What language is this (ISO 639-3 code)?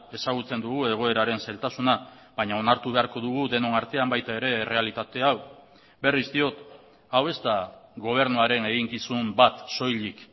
eus